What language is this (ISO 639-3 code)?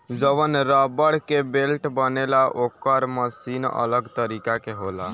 bho